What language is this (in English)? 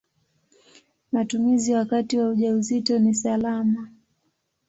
Swahili